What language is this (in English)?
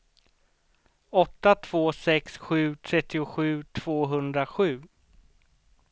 Swedish